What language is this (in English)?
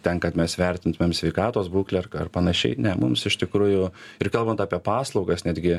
Lithuanian